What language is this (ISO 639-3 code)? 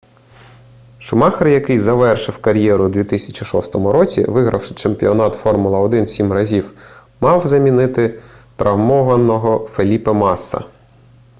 ukr